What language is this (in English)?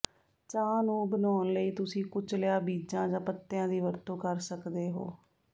Punjabi